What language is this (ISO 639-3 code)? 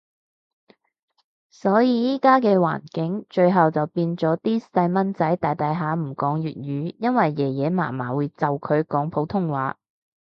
yue